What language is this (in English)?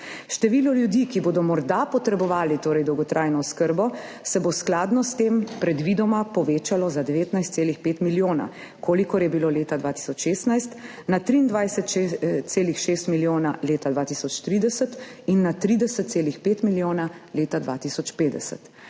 Slovenian